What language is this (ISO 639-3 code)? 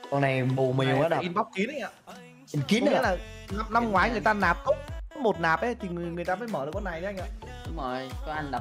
vie